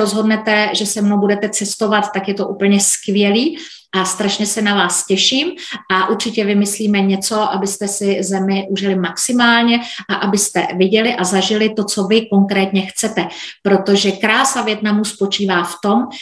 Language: Czech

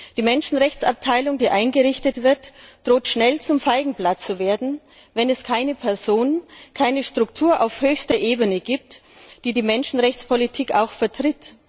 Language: German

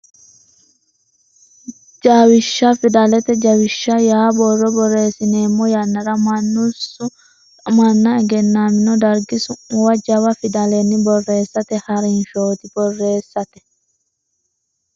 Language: Sidamo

